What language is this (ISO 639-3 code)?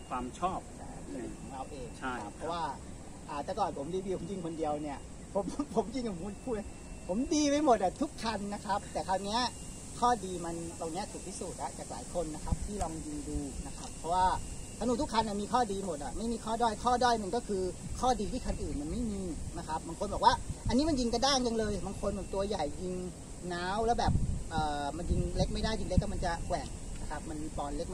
tha